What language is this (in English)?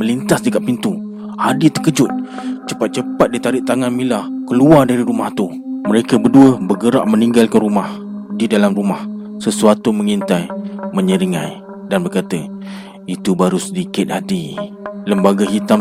Malay